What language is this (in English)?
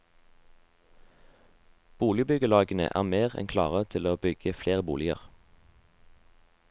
Norwegian